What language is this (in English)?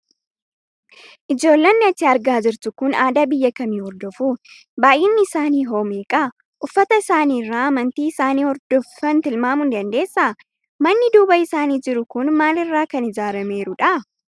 Oromo